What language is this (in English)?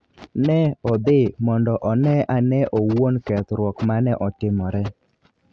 Luo (Kenya and Tanzania)